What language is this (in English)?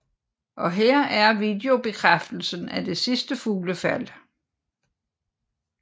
Danish